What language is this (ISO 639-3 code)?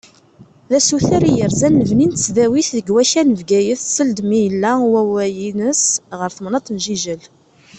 kab